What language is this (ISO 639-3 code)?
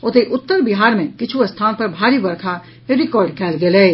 mai